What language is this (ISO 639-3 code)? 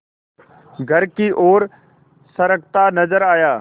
hin